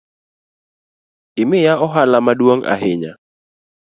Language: Luo (Kenya and Tanzania)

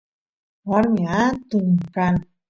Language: Santiago del Estero Quichua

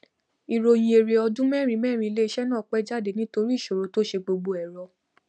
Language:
Yoruba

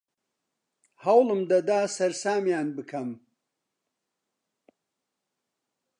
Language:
Central Kurdish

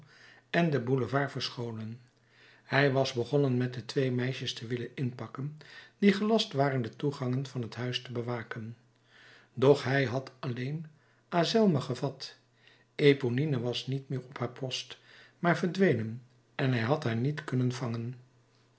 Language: Dutch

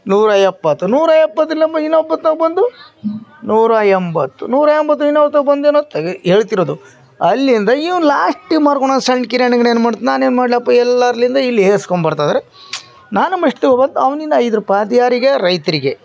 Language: Kannada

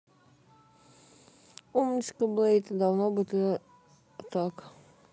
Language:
Russian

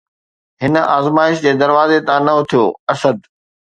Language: Sindhi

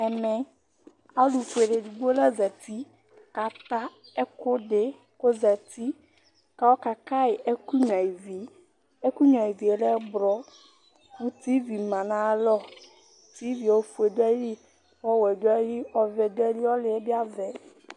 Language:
Ikposo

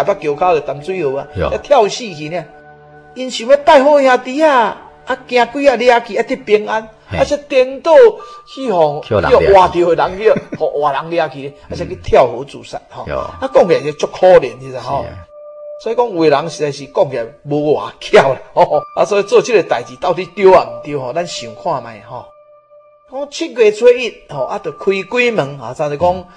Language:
Chinese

